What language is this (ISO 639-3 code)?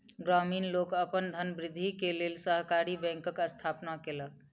mai